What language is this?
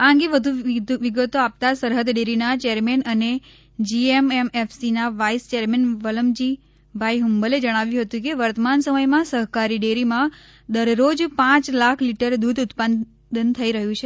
Gujarati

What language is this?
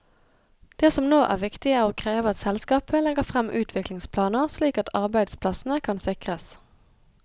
Norwegian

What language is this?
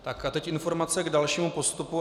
Czech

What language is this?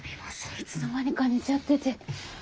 Japanese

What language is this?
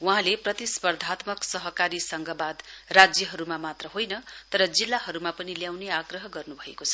Nepali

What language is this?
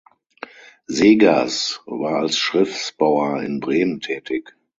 German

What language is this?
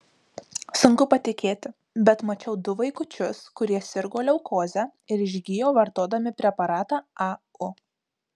Lithuanian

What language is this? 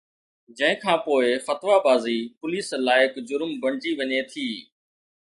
Sindhi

